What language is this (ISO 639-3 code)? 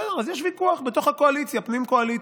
heb